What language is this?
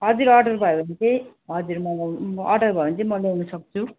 Nepali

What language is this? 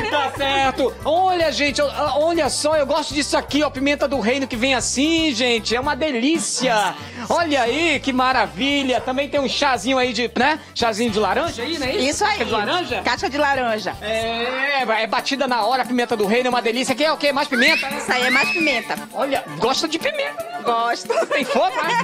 Portuguese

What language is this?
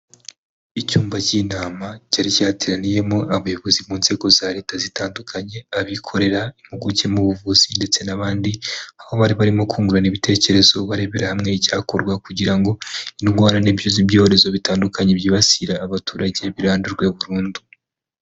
Kinyarwanda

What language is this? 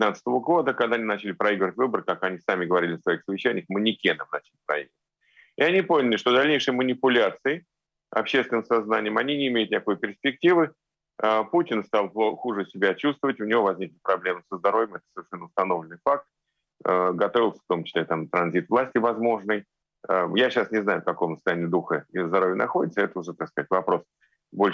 Russian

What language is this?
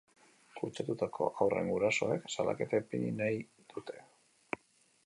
Basque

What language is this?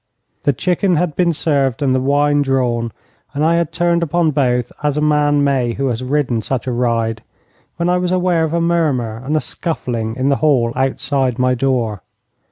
English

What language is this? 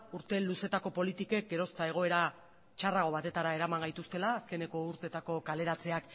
Basque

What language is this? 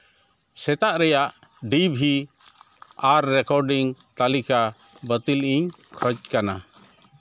Santali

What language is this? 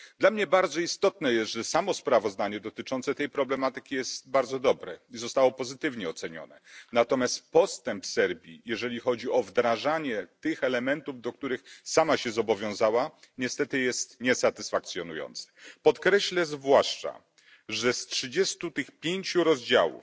Polish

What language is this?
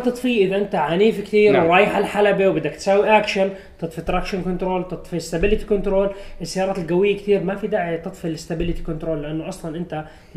Arabic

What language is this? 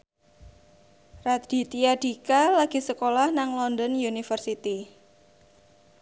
Javanese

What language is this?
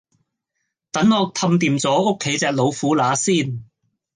Cantonese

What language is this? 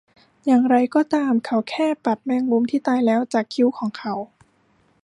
Thai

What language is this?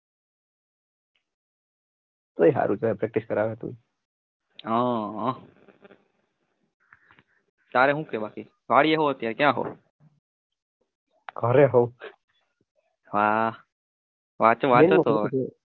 Gujarati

